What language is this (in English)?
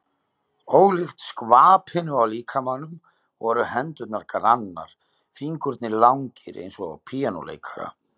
Icelandic